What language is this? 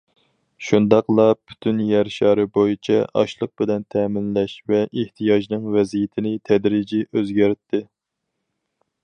Uyghur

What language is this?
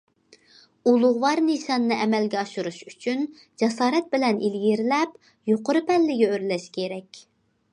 Uyghur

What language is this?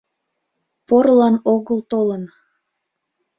Mari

